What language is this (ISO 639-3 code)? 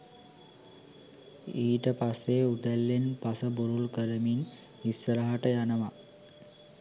sin